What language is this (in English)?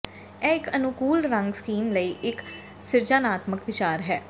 Punjabi